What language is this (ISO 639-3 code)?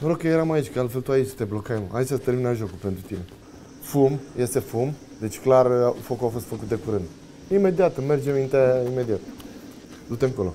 ron